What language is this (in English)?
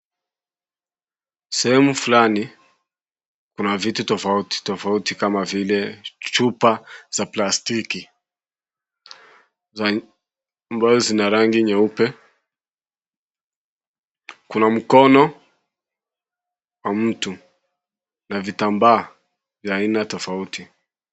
Swahili